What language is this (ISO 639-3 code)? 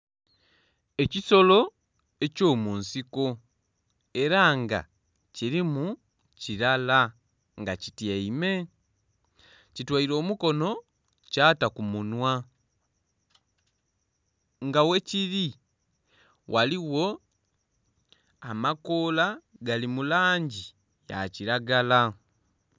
xog